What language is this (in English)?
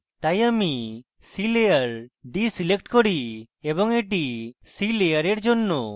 Bangla